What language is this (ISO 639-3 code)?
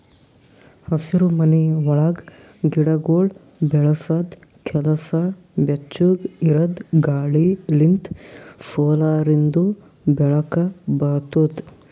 kan